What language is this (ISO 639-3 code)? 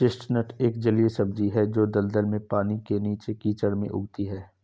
hin